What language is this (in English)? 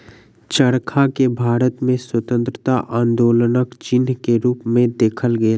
Maithili